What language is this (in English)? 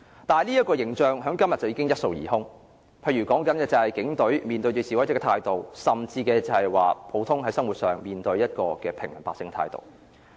Cantonese